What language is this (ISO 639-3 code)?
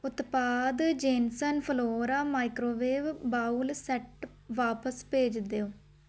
pan